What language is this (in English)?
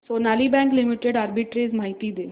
Marathi